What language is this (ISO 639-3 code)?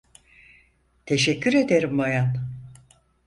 tur